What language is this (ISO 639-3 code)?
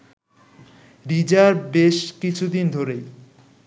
ben